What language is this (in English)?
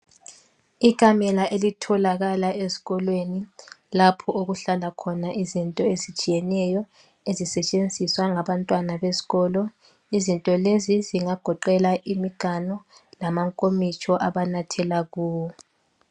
North Ndebele